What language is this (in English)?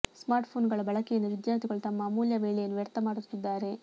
Kannada